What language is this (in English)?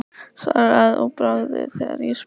Icelandic